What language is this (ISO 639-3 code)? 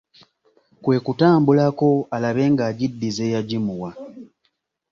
lug